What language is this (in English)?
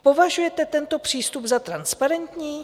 Czech